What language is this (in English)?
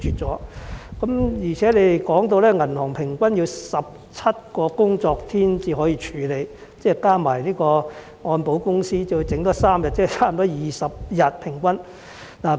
Cantonese